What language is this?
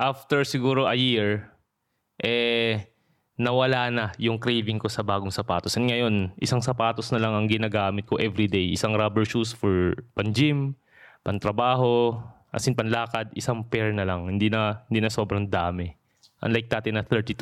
Filipino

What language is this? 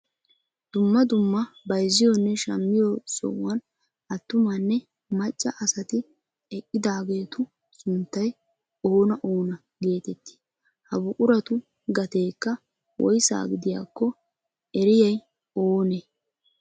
Wolaytta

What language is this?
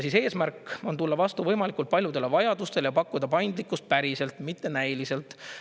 Estonian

